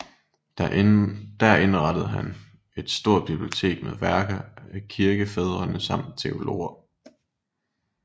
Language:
Danish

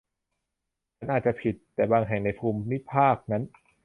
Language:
Thai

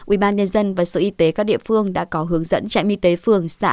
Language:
Vietnamese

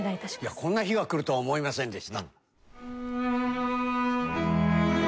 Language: Japanese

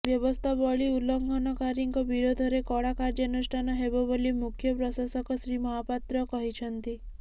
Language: Odia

